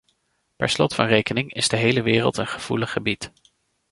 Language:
Dutch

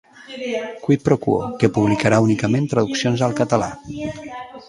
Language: Catalan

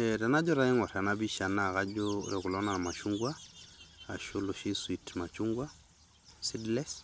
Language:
Masai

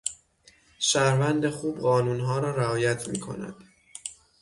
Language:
Persian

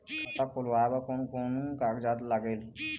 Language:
Chhattisgarhi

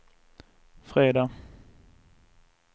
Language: Swedish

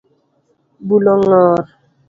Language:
Luo (Kenya and Tanzania)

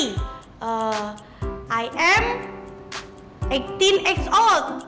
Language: Indonesian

